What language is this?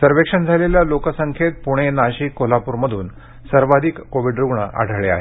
Marathi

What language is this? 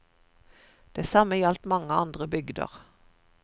Norwegian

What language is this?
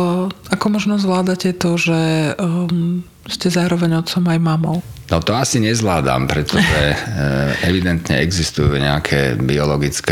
Slovak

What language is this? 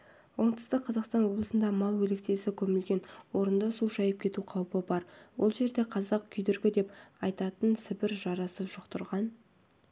Kazakh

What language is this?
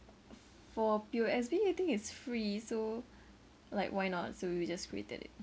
English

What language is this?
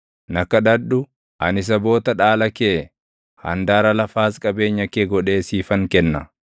Oromo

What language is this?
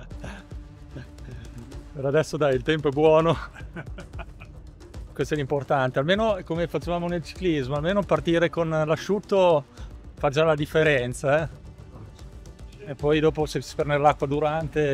Italian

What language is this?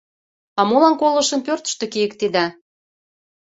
Mari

